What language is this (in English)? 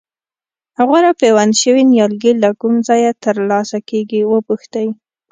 Pashto